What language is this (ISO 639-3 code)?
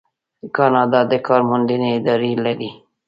pus